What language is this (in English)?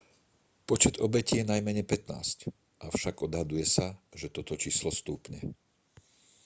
Slovak